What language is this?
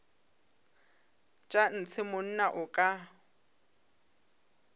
Northern Sotho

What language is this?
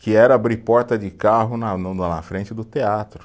Portuguese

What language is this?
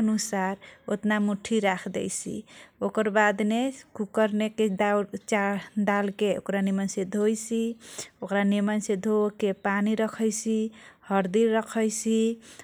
Kochila Tharu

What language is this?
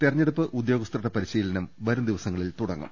Malayalam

